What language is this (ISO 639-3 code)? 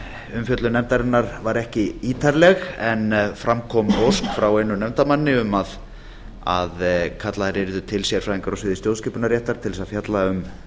isl